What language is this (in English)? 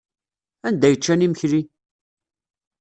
Kabyle